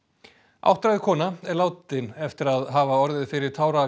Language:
Icelandic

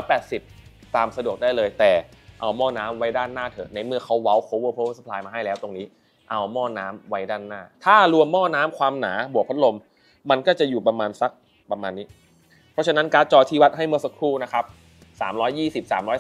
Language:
Thai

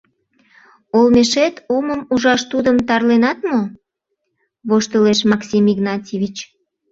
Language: Mari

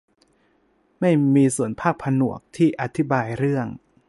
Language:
Thai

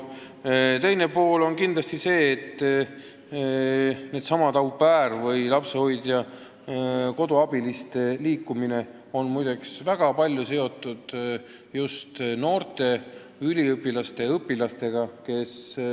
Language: Estonian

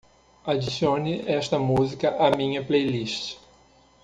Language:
Portuguese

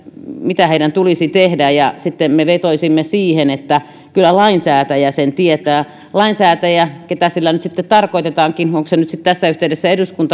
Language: Finnish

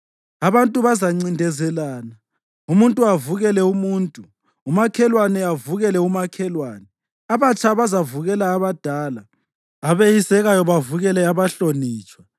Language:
North Ndebele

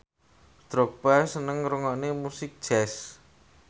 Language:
Javanese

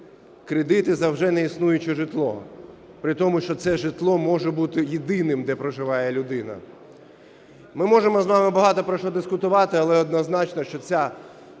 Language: Ukrainian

